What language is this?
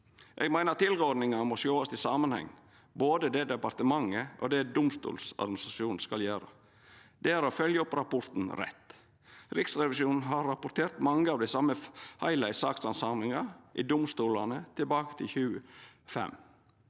Norwegian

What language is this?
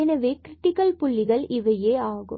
Tamil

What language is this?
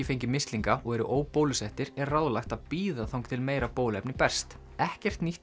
Icelandic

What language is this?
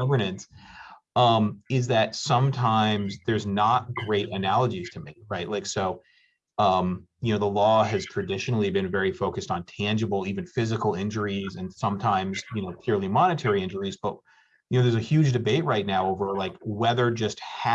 English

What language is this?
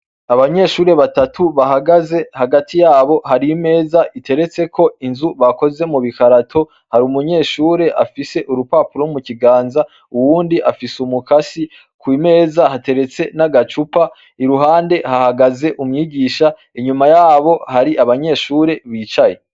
Rundi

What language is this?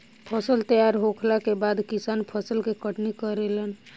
Bhojpuri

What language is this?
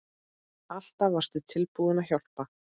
Icelandic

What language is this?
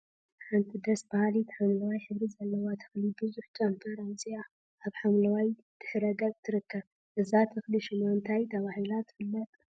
Tigrinya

